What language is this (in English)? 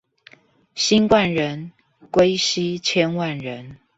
Chinese